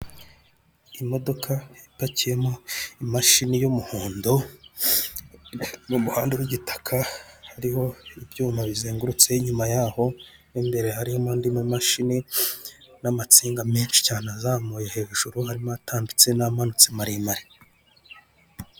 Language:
Kinyarwanda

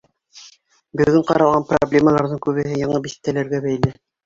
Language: Bashkir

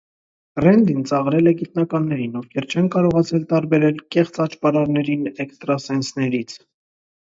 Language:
Armenian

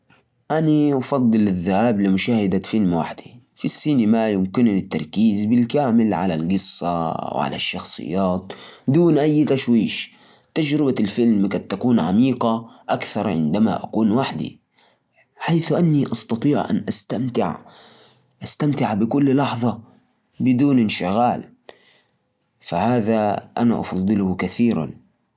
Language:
Najdi Arabic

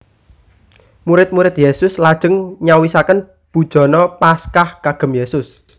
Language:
Javanese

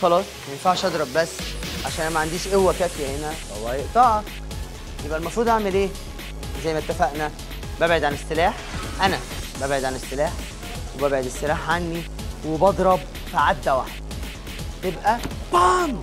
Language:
Arabic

